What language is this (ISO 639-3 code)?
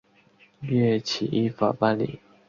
zho